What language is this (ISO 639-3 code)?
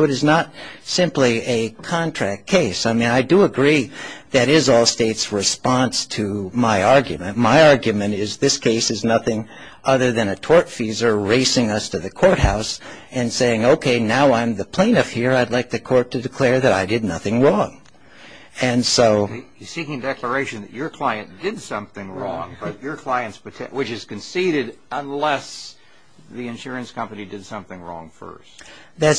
eng